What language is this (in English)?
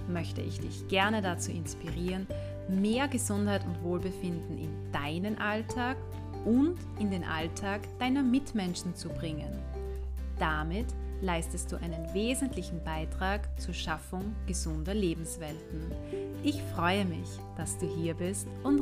German